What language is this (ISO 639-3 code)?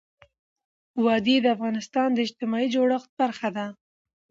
pus